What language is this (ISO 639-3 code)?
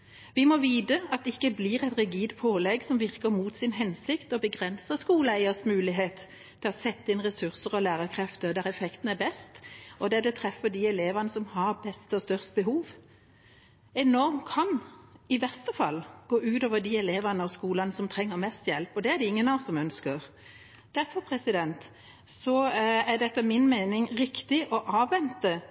nob